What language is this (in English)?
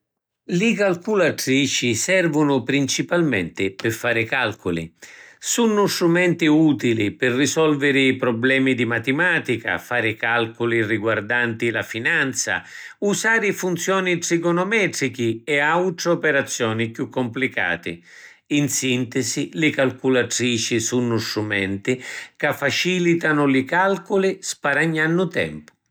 Sicilian